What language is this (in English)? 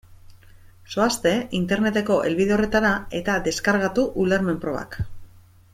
Basque